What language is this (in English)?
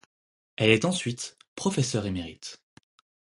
French